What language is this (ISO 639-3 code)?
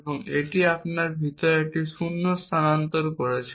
ben